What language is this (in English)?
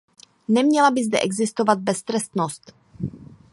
Czech